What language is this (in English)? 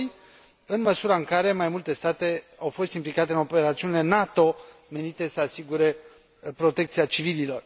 Romanian